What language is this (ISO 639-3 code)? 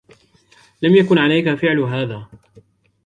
ara